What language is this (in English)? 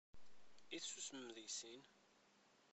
Kabyle